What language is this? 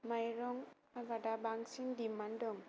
Bodo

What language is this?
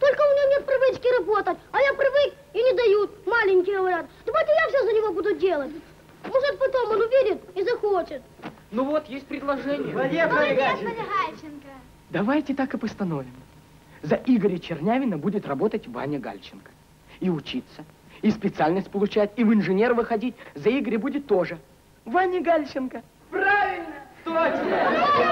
Russian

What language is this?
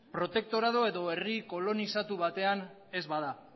Basque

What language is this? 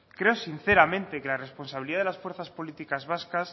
Spanish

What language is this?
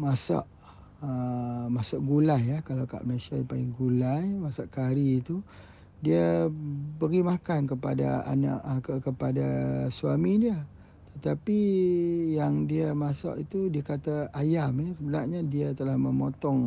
Malay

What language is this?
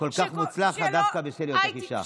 Hebrew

